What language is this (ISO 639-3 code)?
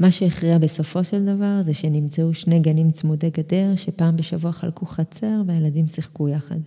heb